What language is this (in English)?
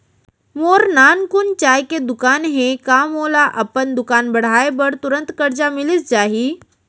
Chhattisgarhi